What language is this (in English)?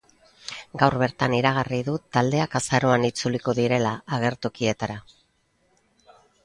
Basque